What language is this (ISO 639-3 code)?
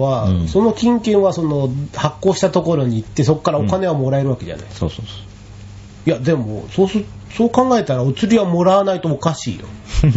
jpn